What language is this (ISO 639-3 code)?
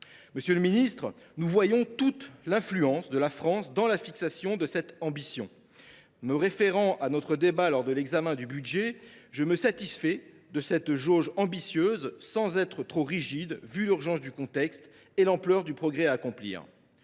fra